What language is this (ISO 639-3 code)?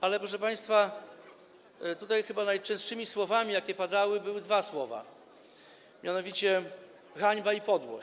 pol